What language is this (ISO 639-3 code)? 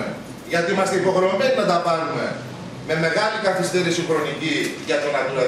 ell